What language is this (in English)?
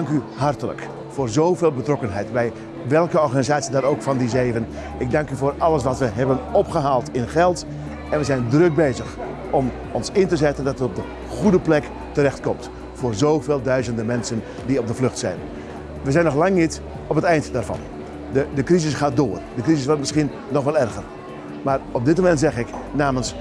Dutch